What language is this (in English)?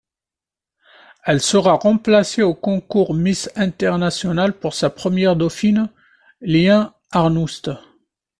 French